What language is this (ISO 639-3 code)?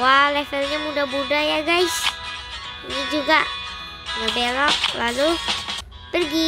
ind